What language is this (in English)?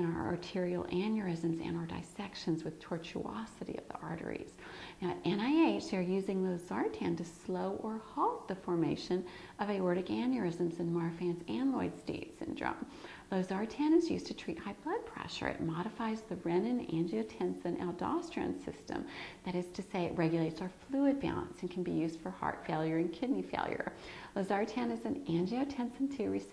English